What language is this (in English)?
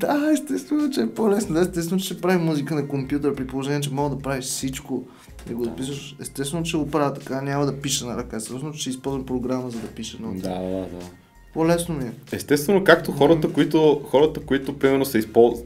Bulgarian